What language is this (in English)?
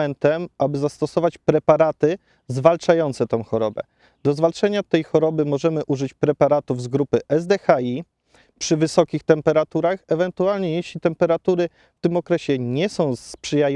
Polish